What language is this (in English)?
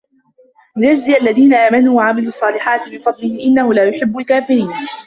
Arabic